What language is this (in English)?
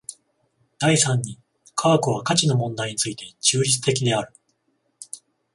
Japanese